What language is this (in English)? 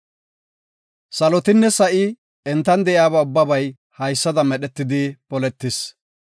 Gofa